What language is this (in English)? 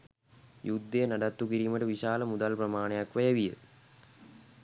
Sinhala